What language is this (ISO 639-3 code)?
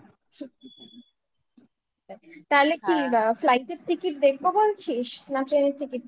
ben